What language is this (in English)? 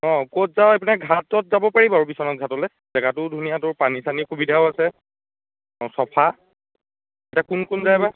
Assamese